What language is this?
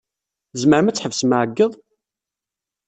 Kabyle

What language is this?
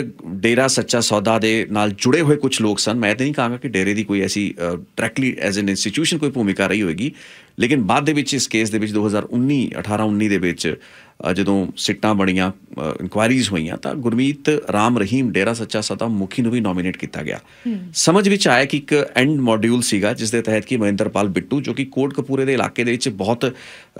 Hindi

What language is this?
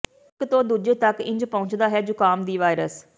Punjabi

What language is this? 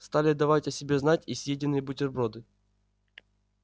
Russian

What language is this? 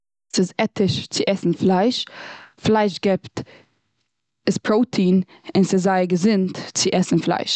Yiddish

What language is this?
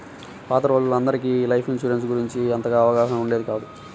Telugu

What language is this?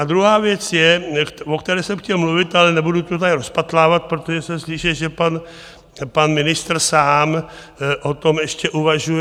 Czech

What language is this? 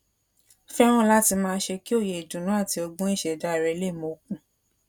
Yoruba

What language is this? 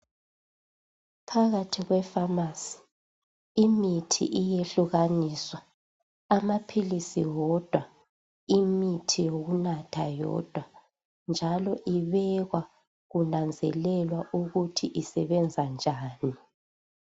North Ndebele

